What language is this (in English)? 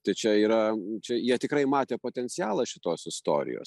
Lithuanian